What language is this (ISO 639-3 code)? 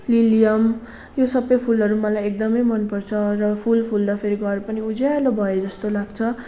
nep